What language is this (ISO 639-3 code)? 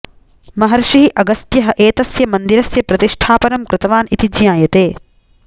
san